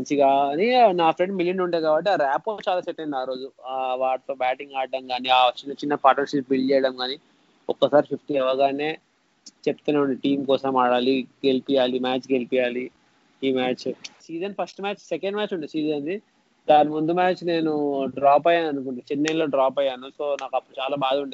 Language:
Telugu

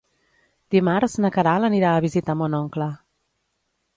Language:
Catalan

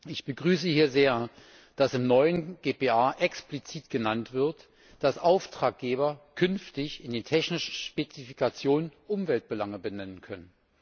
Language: German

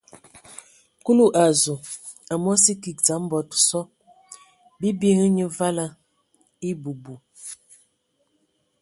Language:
Ewondo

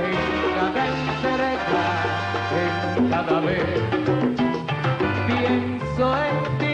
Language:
Spanish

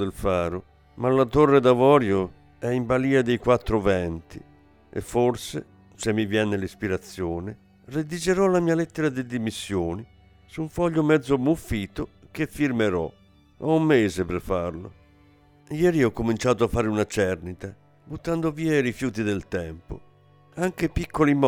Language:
Italian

